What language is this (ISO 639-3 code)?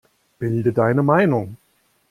deu